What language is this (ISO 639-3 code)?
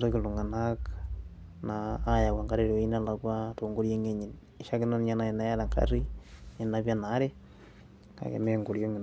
mas